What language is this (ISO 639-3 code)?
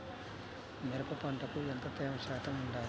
tel